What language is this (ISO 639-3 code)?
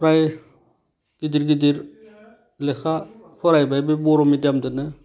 brx